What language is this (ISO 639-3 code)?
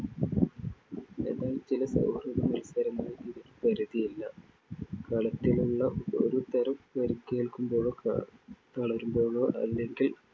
mal